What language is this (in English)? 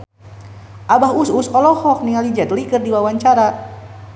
Sundanese